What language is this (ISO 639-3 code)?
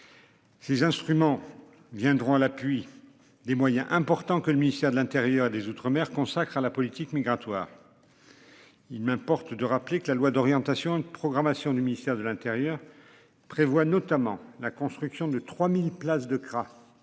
fra